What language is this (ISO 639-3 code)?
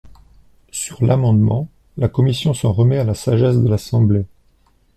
fra